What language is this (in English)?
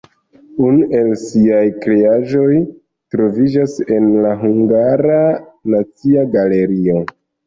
Esperanto